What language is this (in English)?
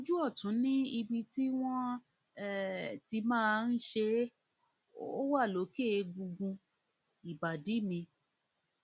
Yoruba